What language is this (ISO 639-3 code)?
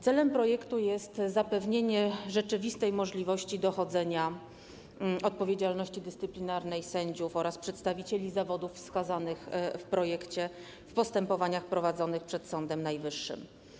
pol